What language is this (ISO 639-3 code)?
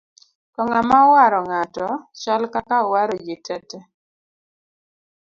luo